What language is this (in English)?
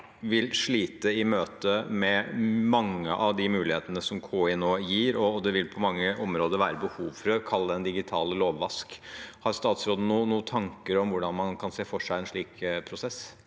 Norwegian